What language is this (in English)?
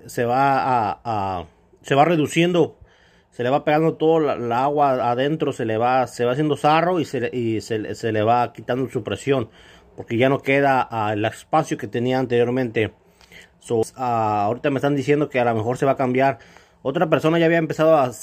Spanish